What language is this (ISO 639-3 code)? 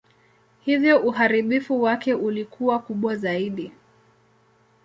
swa